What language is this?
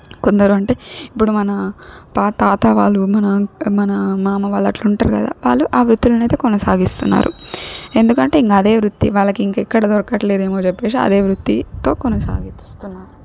Telugu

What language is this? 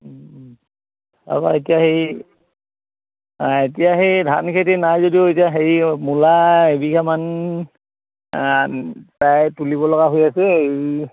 Assamese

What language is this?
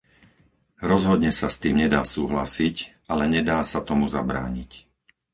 Slovak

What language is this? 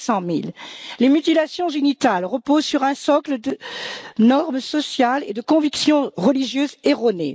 French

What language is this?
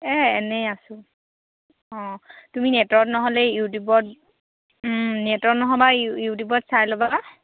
Assamese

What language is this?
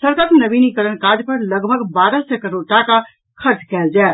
Maithili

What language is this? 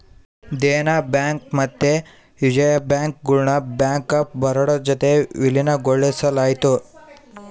Kannada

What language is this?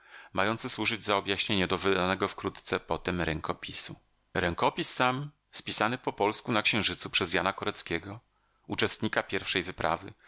Polish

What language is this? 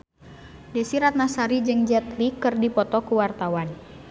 Sundanese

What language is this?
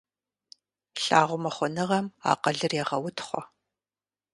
Kabardian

